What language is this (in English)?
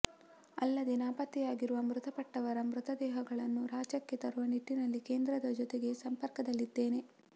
Kannada